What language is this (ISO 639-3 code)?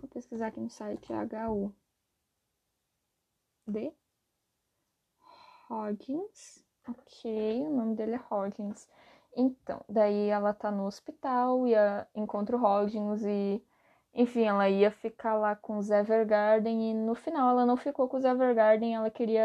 por